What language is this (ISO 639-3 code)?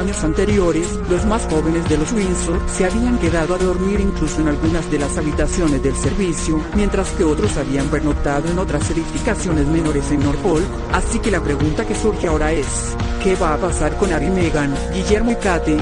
spa